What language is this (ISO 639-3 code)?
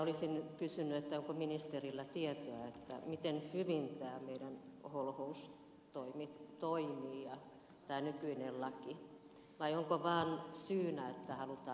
fin